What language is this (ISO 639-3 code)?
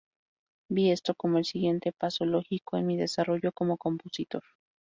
spa